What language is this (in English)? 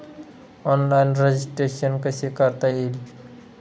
Marathi